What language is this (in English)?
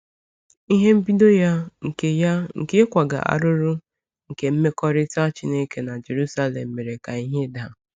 Igbo